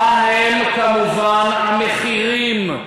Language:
Hebrew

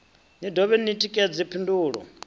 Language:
Venda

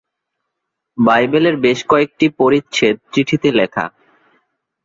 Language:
Bangla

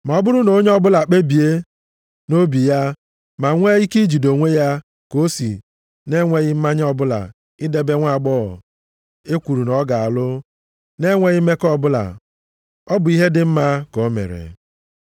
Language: Igbo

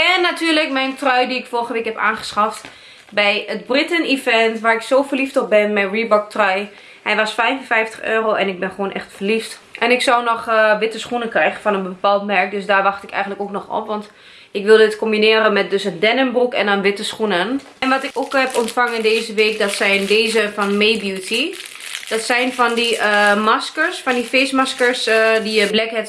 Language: Dutch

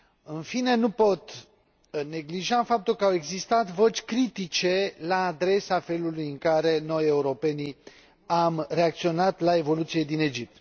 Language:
Romanian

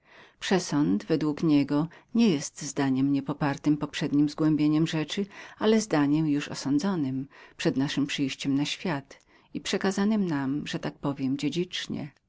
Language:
Polish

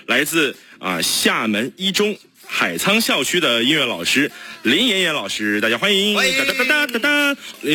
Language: Chinese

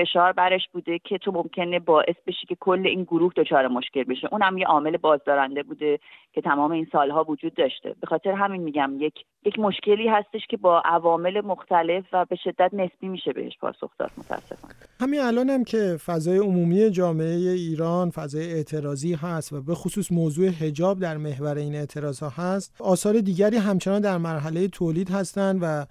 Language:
Persian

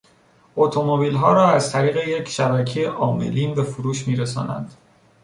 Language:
Persian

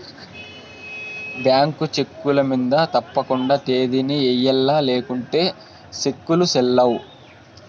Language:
Telugu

